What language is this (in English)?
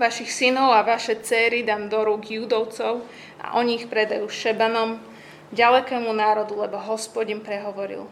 Slovak